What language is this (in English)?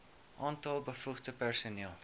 Afrikaans